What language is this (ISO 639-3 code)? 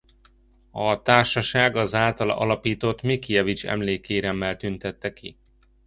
hun